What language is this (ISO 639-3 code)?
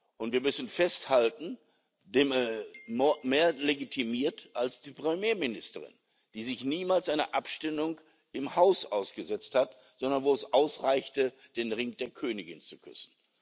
deu